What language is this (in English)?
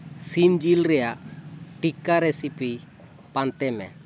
Santali